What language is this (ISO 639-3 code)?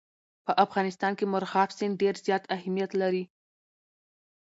pus